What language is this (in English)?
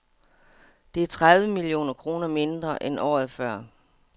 Danish